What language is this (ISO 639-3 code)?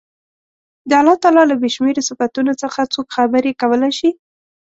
pus